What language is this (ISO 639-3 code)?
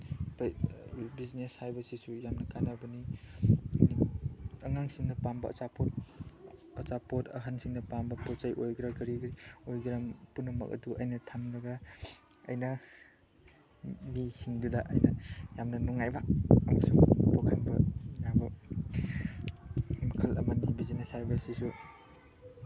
mni